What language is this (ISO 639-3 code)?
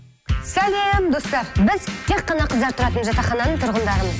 kaz